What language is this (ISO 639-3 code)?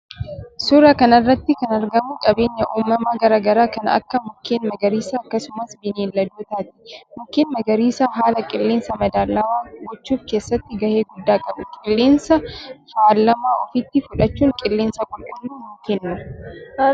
orm